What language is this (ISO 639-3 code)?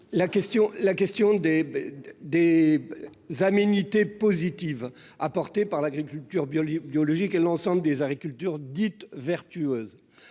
fra